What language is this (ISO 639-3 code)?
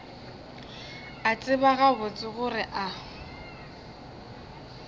nso